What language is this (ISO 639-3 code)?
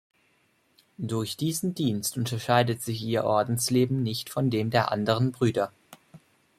deu